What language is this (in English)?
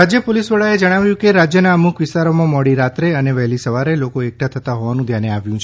Gujarati